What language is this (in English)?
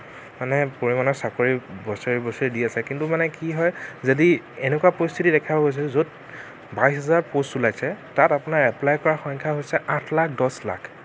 Assamese